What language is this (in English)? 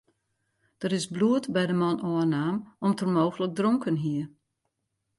Western Frisian